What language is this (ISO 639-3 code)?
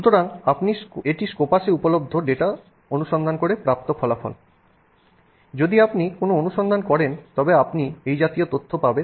ben